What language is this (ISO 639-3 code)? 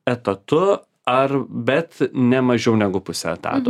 lit